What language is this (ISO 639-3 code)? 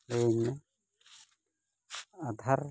sat